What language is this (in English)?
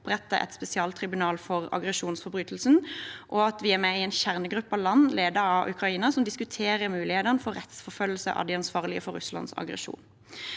Norwegian